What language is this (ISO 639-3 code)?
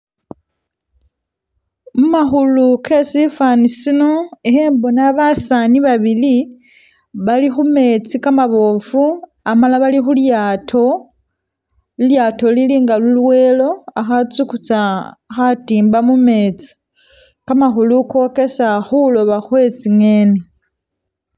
myx